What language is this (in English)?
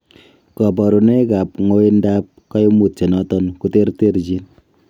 Kalenjin